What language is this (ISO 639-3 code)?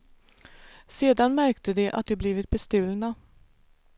swe